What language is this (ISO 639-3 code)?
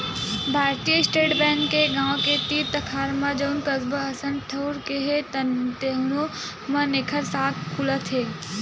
hne